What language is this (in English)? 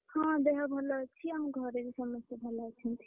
Odia